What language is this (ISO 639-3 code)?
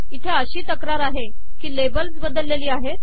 mar